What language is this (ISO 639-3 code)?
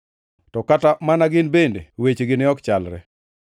luo